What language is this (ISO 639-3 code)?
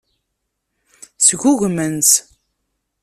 kab